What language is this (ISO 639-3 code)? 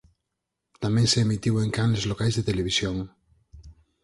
glg